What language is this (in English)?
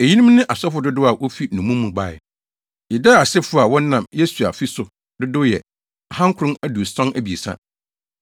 Akan